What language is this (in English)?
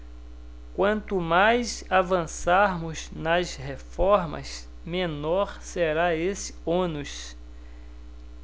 Portuguese